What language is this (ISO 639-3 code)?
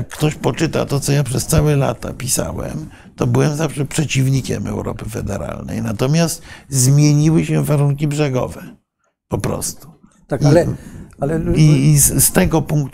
pol